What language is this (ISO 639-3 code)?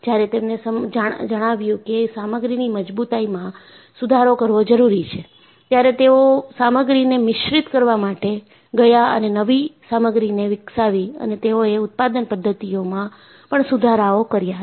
guj